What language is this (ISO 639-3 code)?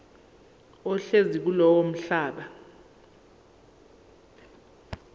zul